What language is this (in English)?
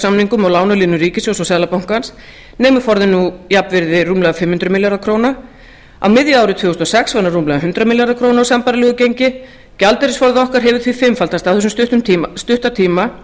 Icelandic